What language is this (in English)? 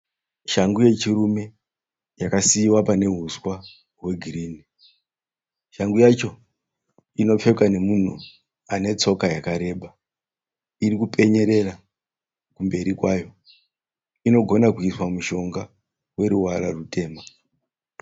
Shona